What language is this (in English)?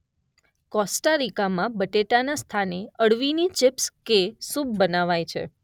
Gujarati